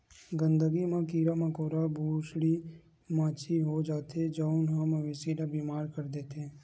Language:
Chhattisgarhi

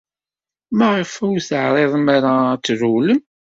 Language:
Kabyle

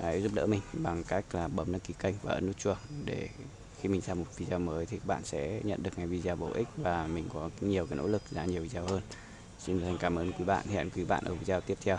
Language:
Vietnamese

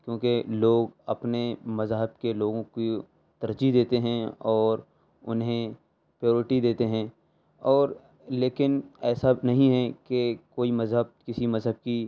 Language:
Urdu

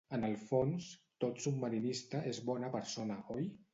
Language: Catalan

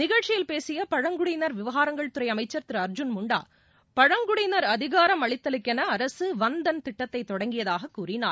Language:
Tamil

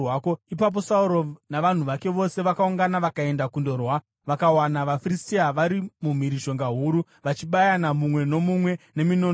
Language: Shona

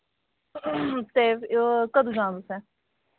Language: Dogri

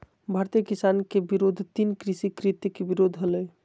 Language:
Magahi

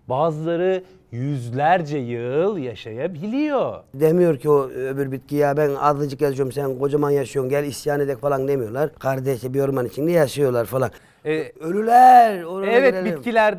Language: Turkish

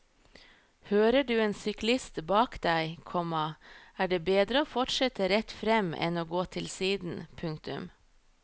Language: Norwegian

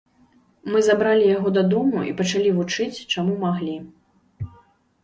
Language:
Belarusian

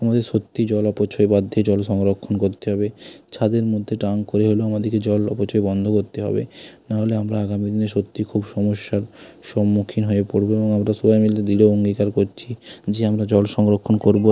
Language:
Bangla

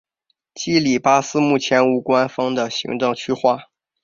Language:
Chinese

